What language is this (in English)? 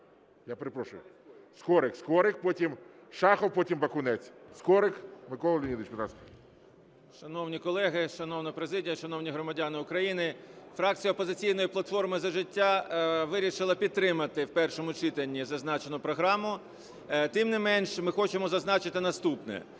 Ukrainian